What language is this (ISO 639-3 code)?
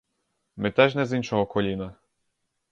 ukr